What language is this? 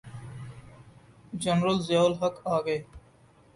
Urdu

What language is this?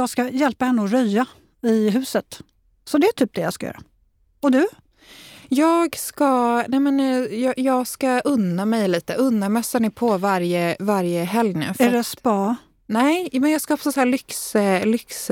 Swedish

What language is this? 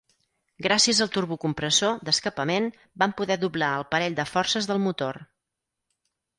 Catalan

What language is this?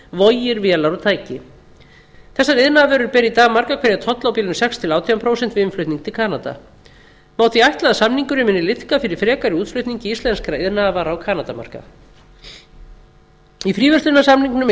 Icelandic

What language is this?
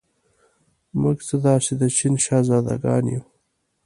Pashto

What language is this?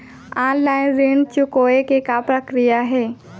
Chhattisgarhi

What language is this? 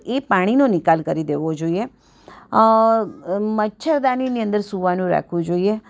Gujarati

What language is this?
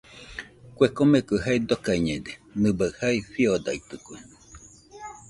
Nüpode Huitoto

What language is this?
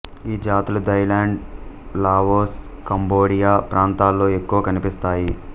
Telugu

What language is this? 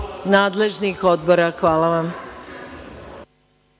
Serbian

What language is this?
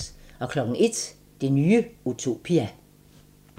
Danish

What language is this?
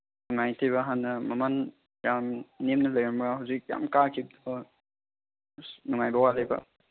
Manipuri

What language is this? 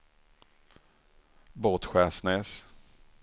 Swedish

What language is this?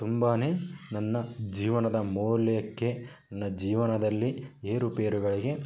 Kannada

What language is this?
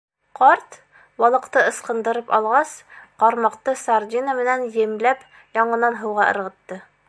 Bashkir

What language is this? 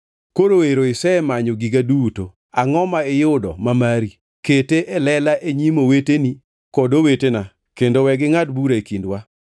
Luo (Kenya and Tanzania)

